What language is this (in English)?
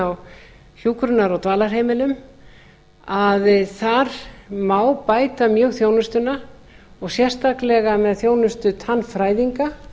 Icelandic